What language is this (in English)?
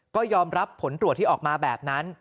Thai